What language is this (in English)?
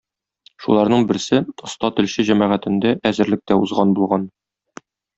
Tatar